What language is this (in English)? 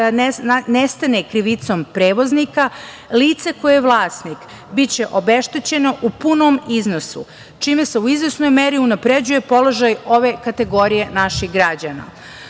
Serbian